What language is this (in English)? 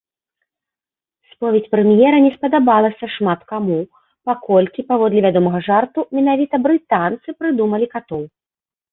Belarusian